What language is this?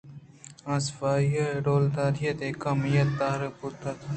Eastern Balochi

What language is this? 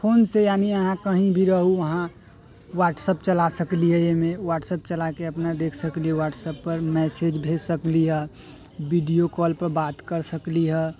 Maithili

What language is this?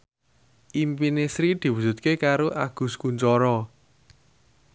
Javanese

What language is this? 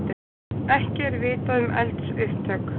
Icelandic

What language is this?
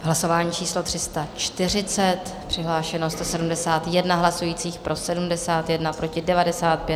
Czech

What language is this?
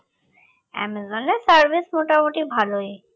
Bangla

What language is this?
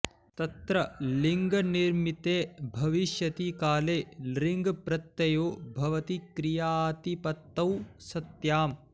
Sanskrit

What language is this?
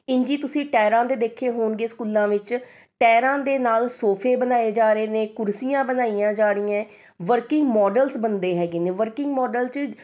Punjabi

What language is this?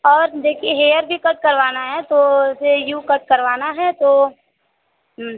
Hindi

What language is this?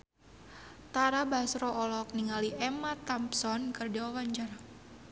Sundanese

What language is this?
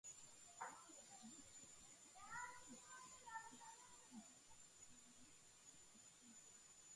Georgian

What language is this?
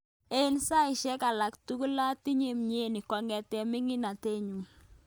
Kalenjin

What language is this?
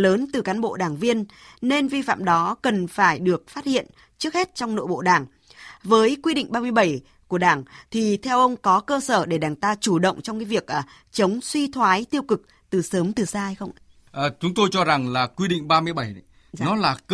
Vietnamese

